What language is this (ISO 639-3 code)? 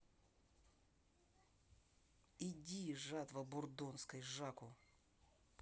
rus